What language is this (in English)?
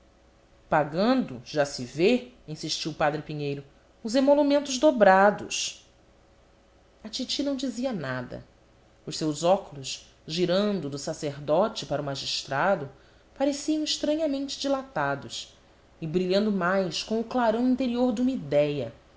Portuguese